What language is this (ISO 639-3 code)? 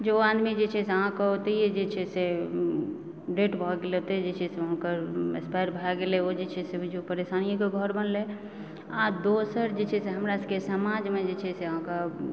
mai